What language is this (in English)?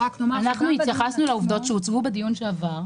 Hebrew